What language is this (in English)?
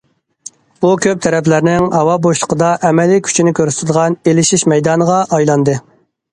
Uyghur